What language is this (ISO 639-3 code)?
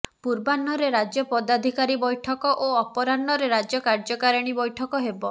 ori